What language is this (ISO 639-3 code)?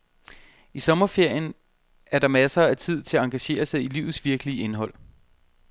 dan